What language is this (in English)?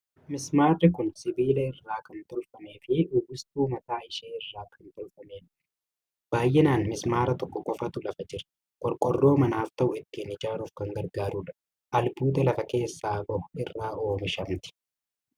Oromo